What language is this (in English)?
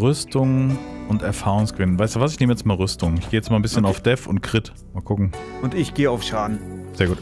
German